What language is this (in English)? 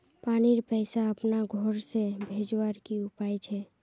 Magahi